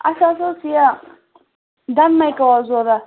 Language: Kashmiri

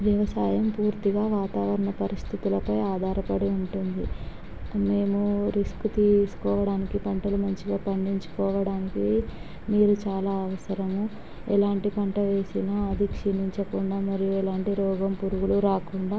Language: Telugu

